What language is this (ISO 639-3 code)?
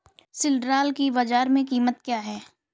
hin